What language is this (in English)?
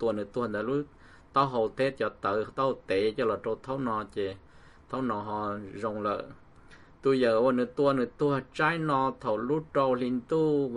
Thai